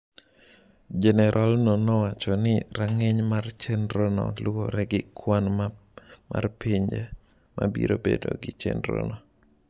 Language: Luo (Kenya and Tanzania)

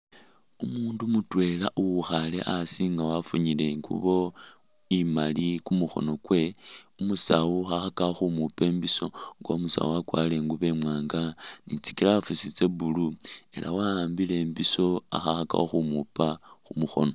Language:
Masaaba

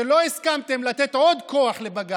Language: Hebrew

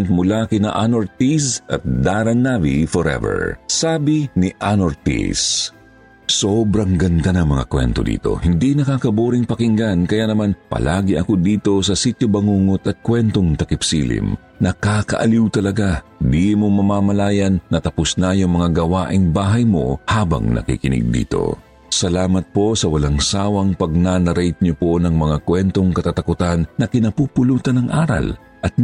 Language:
Filipino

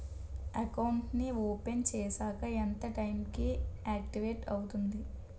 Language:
Telugu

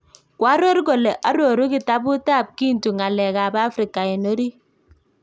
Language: Kalenjin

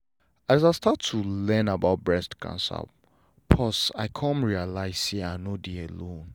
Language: Nigerian Pidgin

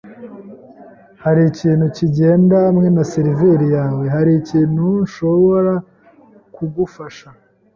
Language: Kinyarwanda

